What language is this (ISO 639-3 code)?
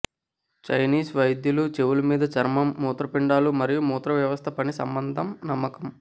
tel